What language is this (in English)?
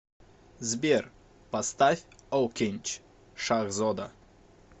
Russian